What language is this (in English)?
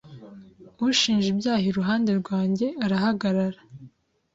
Kinyarwanda